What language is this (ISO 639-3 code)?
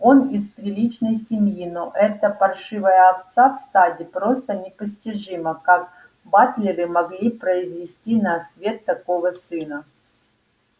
rus